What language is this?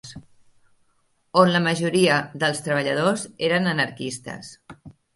Catalan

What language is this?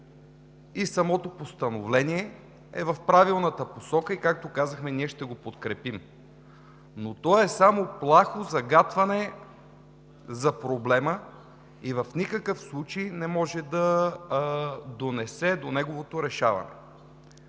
Bulgarian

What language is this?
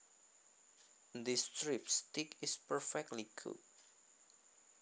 Javanese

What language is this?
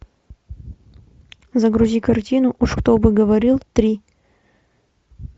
Russian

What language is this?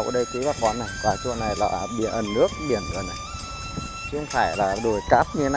Vietnamese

